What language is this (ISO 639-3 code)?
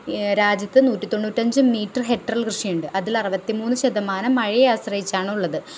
mal